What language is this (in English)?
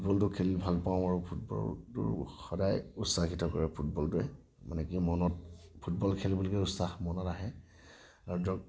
Assamese